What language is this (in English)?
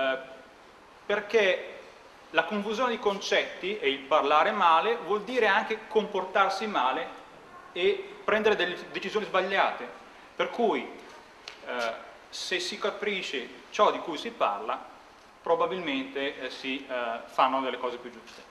Italian